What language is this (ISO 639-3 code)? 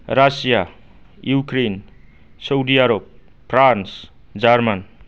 brx